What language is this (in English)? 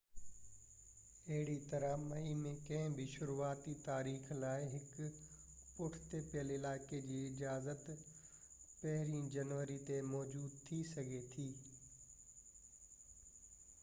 Sindhi